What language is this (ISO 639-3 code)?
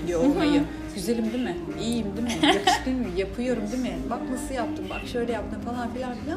tur